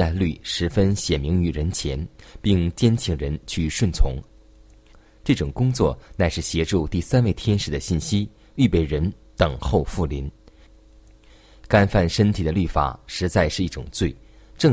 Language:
Chinese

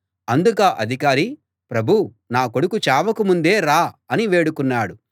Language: Telugu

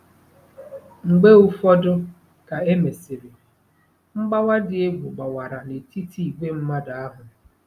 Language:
Igbo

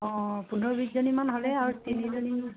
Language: Assamese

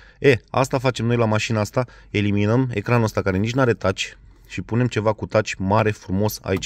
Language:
Romanian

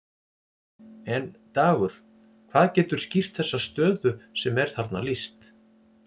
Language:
Icelandic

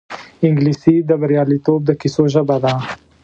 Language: Pashto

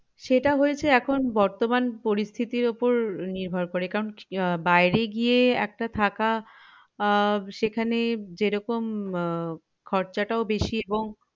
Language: Bangla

